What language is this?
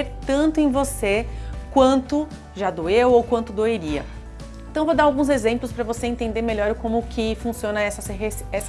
Portuguese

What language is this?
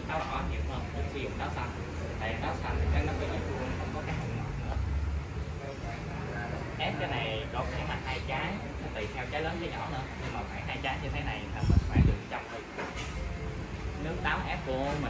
Vietnamese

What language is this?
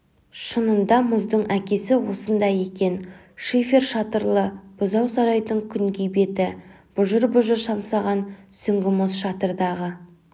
Kazakh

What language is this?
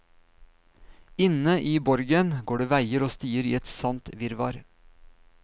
Norwegian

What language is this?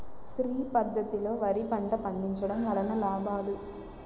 Telugu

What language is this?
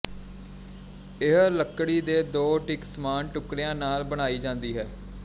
Punjabi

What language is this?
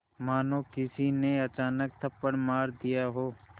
Hindi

